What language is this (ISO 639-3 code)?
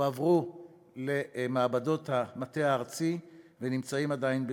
heb